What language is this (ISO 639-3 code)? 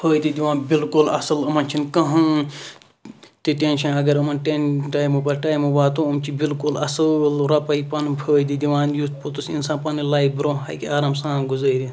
kas